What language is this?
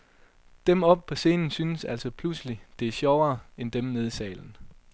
Danish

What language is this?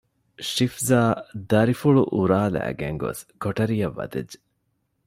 Divehi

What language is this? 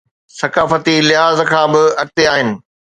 Sindhi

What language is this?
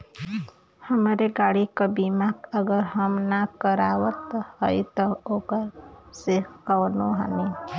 Bhojpuri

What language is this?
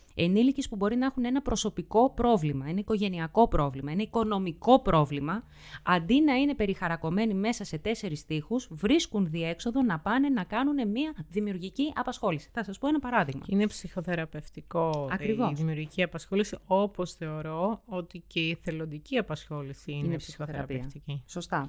Greek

